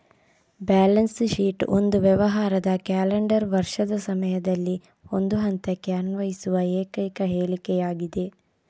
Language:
Kannada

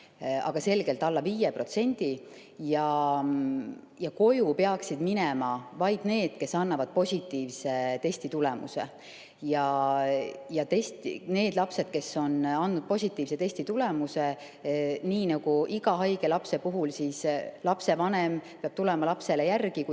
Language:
Estonian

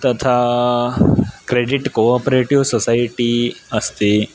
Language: Sanskrit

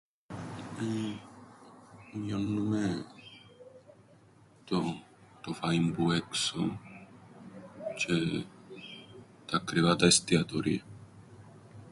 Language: Greek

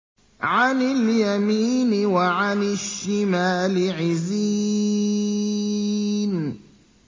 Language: Arabic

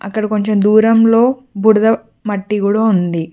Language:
Telugu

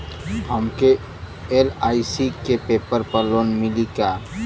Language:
Bhojpuri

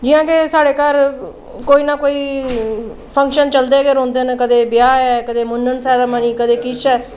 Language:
Dogri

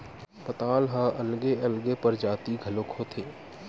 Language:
Chhattisgarhi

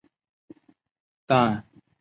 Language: Chinese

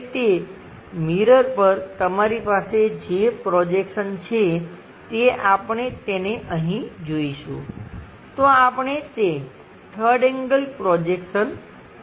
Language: Gujarati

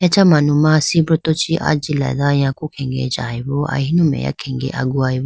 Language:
Idu-Mishmi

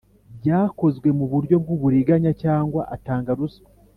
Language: Kinyarwanda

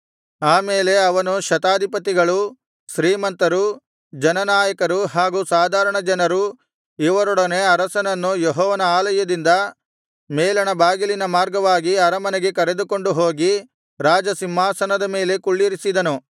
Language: Kannada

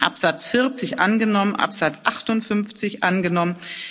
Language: German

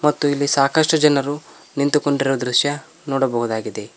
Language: Kannada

